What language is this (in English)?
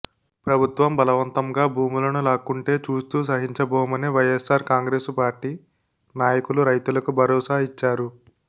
Telugu